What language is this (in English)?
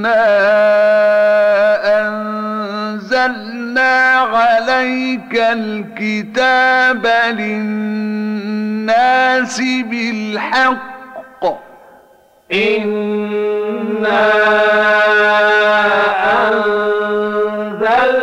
Arabic